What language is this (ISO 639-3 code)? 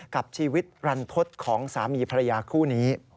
tha